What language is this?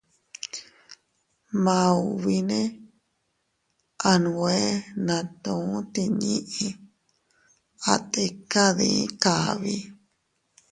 Teutila Cuicatec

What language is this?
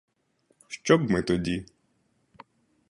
Ukrainian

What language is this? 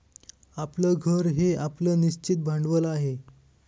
Marathi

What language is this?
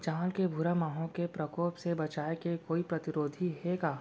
Chhattisgarhi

